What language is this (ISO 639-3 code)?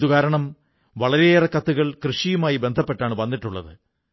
mal